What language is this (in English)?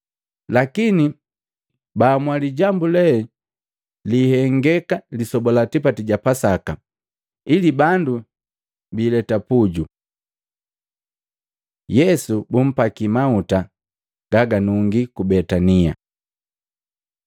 Matengo